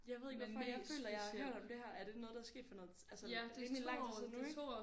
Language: Danish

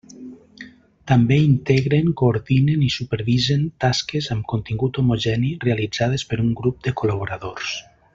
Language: Catalan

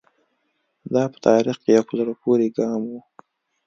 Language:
Pashto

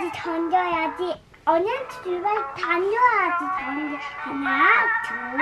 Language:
Korean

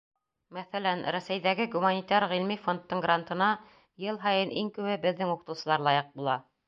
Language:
Bashkir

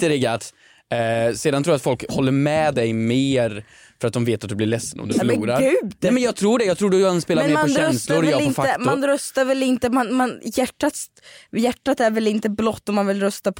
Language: Swedish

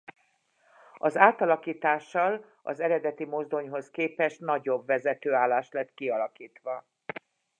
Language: Hungarian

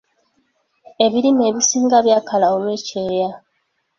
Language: Ganda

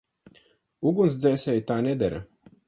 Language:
Latvian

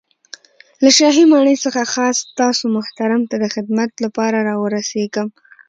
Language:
Pashto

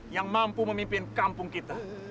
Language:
Indonesian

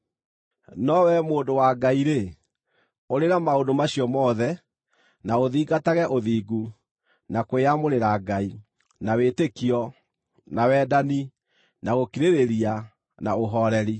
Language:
Kikuyu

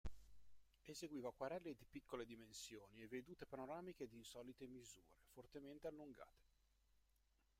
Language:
Italian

